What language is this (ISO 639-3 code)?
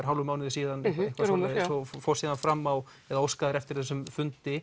isl